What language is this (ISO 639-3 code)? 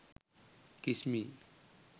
sin